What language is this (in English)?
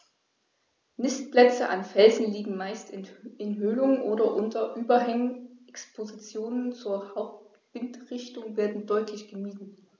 German